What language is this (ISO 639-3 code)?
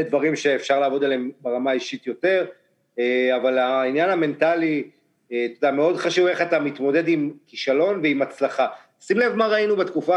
heb